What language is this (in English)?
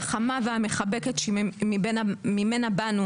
Hebrew